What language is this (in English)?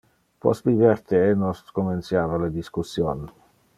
Interlingua